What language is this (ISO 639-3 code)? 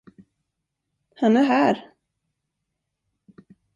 swe